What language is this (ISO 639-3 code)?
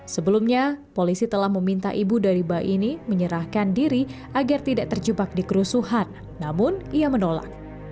ind